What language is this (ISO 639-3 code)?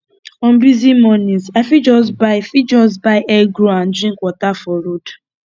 pcm